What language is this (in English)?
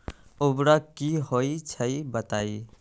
Magahi